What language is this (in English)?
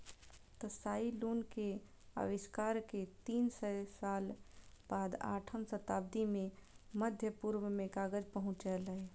Maithili